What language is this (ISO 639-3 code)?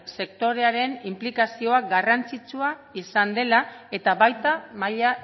eus